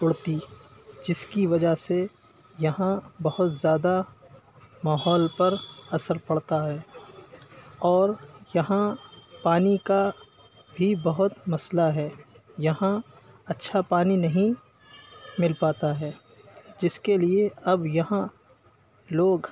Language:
Urdu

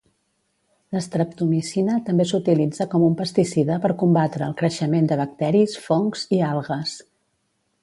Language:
Catalan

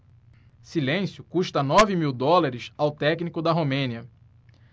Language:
Portuguese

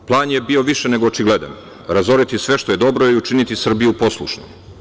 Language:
Serbian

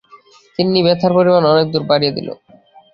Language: Bangla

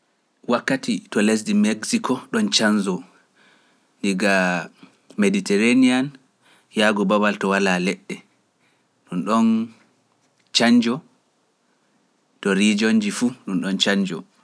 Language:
Pular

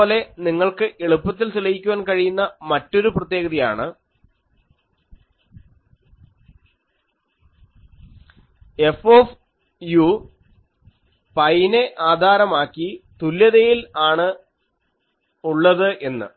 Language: Malayalam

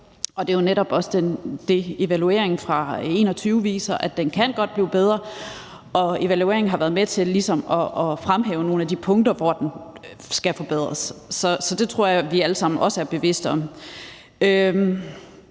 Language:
Danish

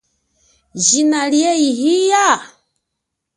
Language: Chokwe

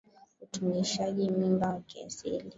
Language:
Swahili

